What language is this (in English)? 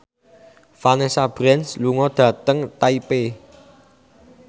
Javanese